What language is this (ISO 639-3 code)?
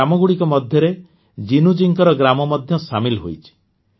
ori